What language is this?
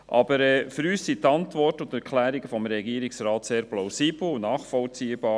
Swiss German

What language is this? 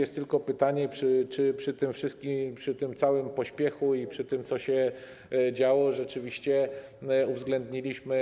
Polish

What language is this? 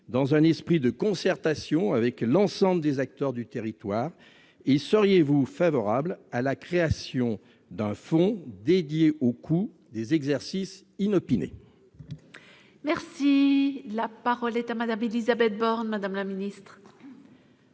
French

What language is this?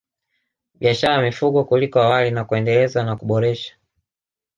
Swahili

